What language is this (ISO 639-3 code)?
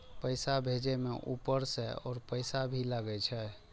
mai